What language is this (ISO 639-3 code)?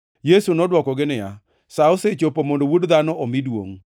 luo